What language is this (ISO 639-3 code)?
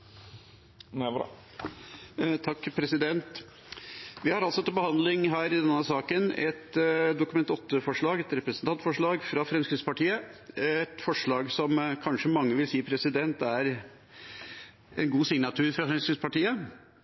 nor